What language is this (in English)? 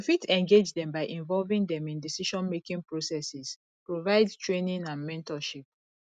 Nigerian Pidgin